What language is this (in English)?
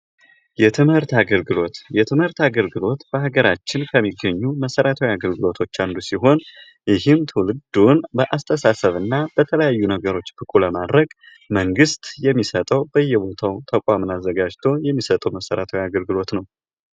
Amharic